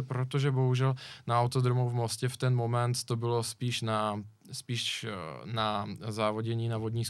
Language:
Czech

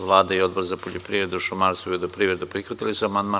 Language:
Serbian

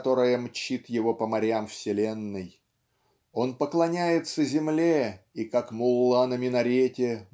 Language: Russian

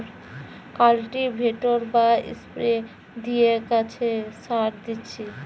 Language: Bangla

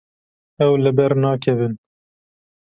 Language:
Kurdish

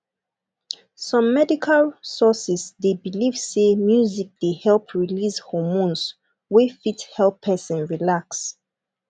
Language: Nigerian Pidgin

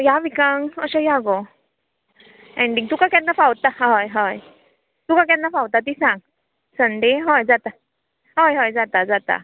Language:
Konkani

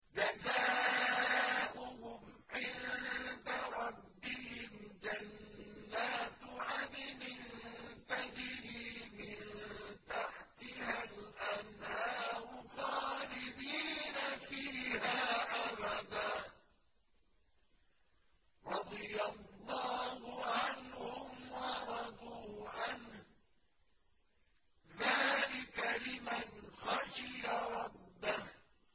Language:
Arabic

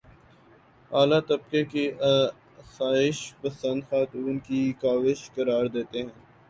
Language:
Urdu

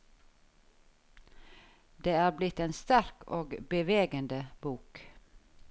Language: Norwegian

